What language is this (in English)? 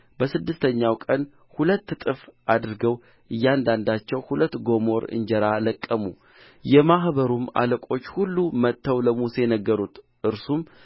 Amharic